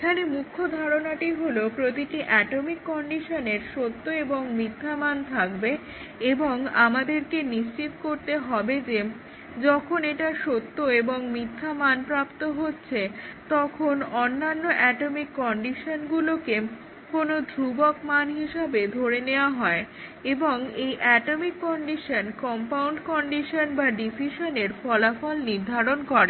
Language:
Bangla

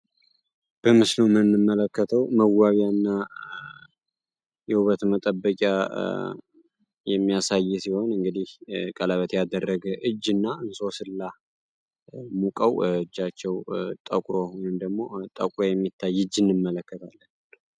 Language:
Amharic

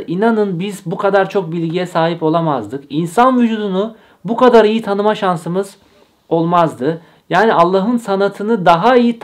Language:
Turkish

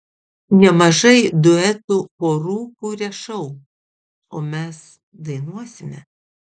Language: Lithuanian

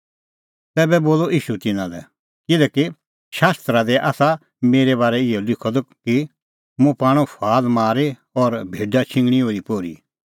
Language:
Kullu Pahari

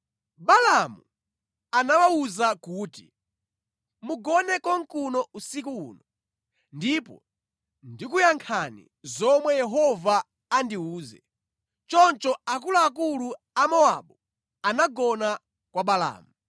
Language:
Nyanja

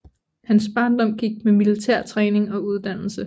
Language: Danish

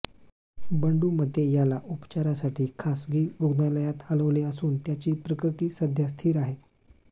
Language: Marathi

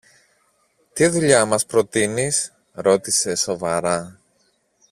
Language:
Greek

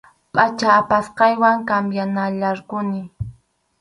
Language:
Arequipa-La Unión Quechua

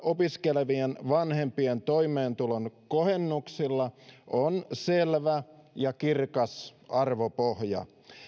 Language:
Finnish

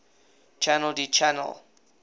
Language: English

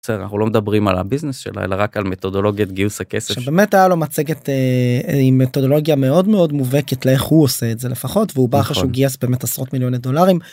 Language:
Hebrew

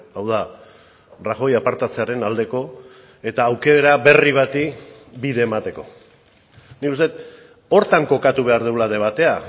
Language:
Basque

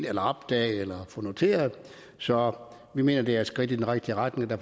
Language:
Danish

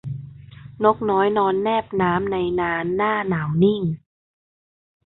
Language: Thai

